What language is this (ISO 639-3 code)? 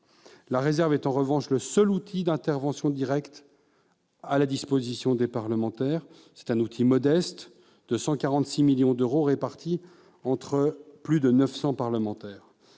fra